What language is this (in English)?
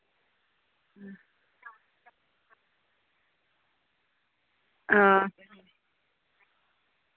Dogri